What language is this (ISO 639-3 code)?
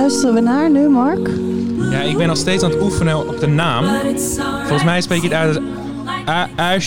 nld